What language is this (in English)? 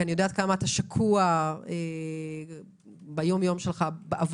Hebrew